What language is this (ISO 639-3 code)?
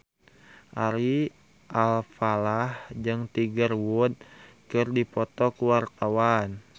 sun